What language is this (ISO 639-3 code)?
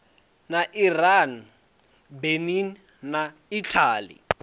ven